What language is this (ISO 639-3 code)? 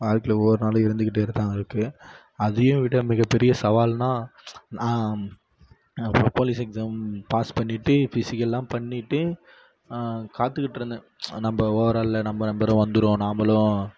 tam